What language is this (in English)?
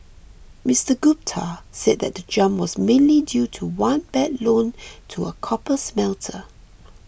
English